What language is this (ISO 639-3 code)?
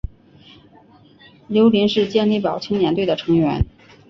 zho